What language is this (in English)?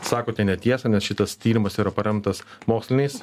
Lithuanian